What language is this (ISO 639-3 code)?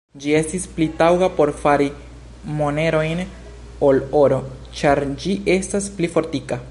epo